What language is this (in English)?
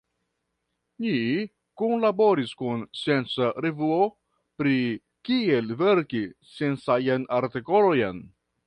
Esperanto